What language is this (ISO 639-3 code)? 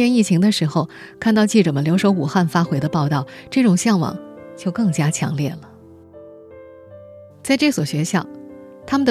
zho